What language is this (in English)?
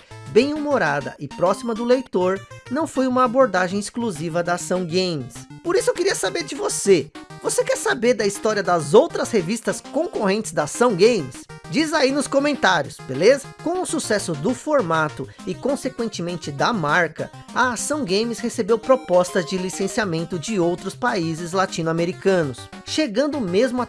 Portuguese